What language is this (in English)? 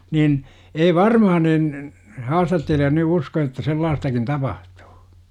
Finnish